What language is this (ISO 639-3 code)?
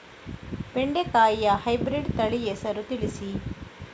kan